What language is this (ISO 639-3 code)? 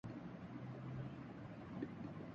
urd